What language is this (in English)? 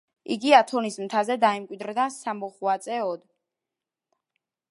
Georgian